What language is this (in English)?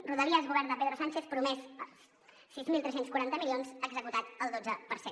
Catalan